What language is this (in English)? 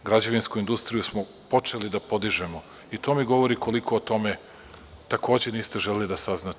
Serbian